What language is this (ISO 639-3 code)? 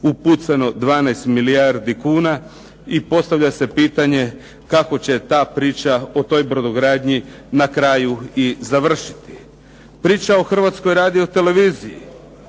hrv